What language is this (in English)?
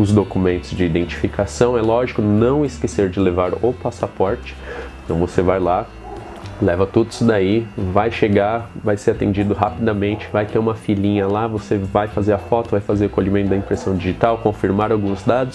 Portuguese